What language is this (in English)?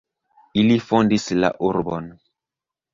Esperanto